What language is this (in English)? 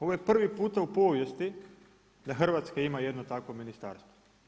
Croatian